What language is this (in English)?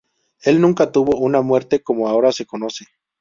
Spanish